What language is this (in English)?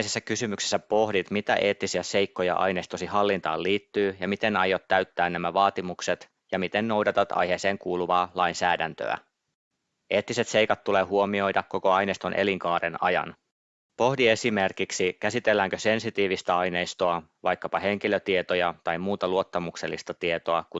Finnish